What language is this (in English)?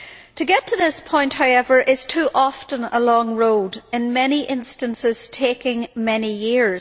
English